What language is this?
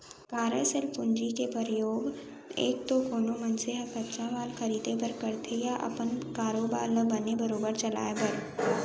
Chhattisgarhi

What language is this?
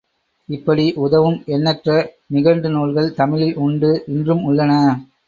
Tamil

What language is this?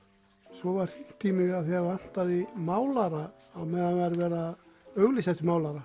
Icelandic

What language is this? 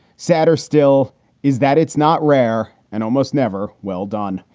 English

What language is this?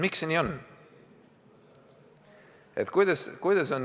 Estonian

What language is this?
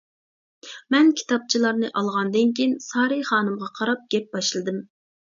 Uyghur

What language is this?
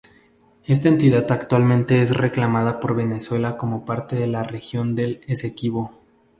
Spanish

